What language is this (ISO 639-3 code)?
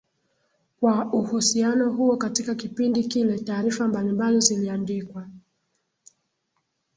swa